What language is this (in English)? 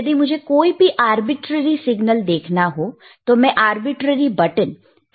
Hindi